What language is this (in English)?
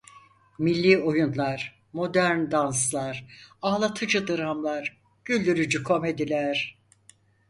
Turkish